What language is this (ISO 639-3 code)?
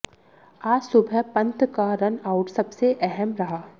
hin